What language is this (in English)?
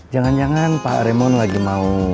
Indonesian